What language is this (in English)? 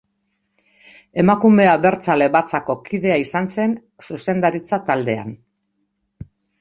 Basque